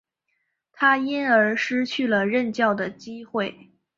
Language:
Chinese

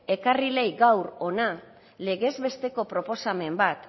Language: Basque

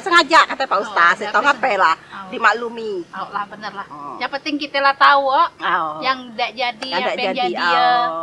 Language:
Indonesian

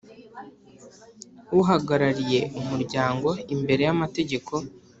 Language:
Kinyarwanda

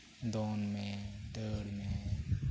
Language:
Santali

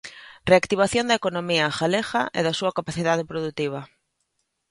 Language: Galician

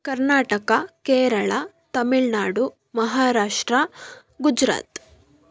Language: Kannada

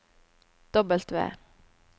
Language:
Norwegian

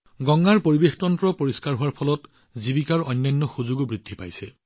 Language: Assamese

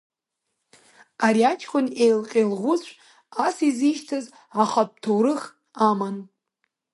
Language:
Abkhazian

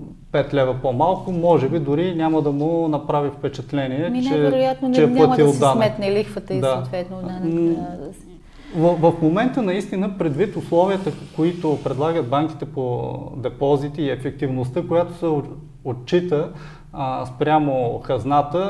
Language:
Bulgarian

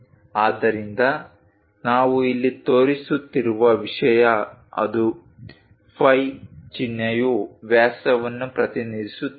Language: Kannada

